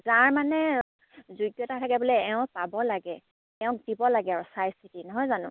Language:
Assamese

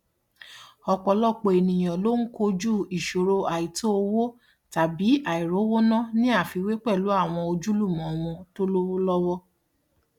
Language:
Yoruba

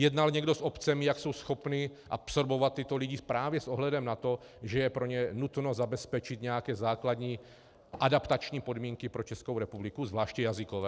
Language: Czech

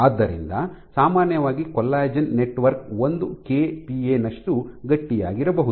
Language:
Kannada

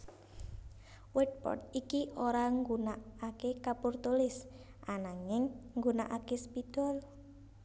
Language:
Javanese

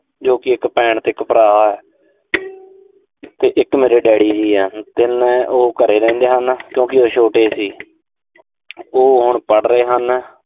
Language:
Punjabi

